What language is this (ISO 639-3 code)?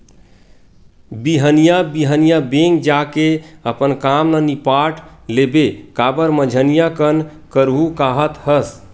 hne